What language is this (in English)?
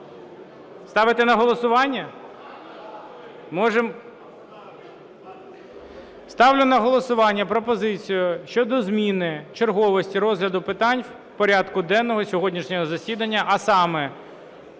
Ukrainian